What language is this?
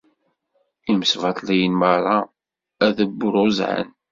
Kabyle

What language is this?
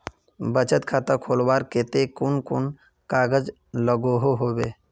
Magahi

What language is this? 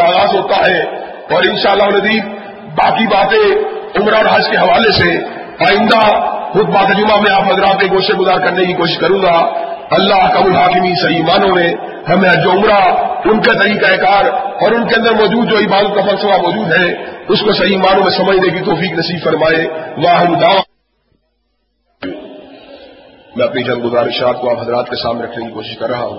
Urdu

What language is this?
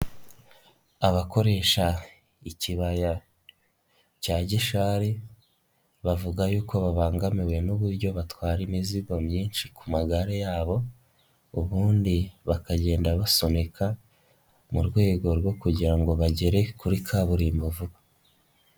Kinyarwanda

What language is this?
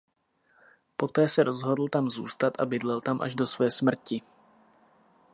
Czech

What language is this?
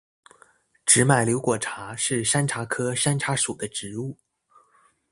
Chinese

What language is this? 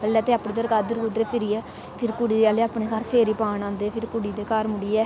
Dogri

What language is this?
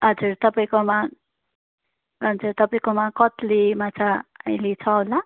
Nepali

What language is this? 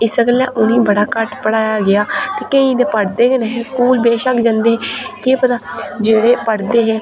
Dogri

